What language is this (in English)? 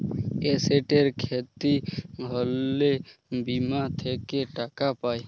Bangla